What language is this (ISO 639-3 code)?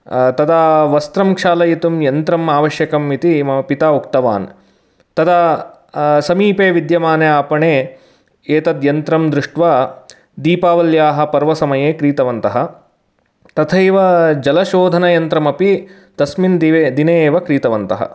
san